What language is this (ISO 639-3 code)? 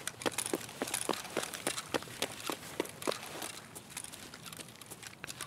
deu